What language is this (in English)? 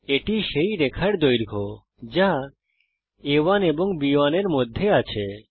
Bangla